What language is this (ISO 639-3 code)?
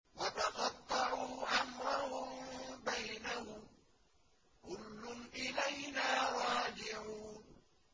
ara